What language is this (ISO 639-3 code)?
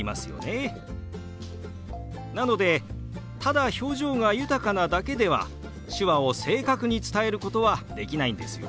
jpn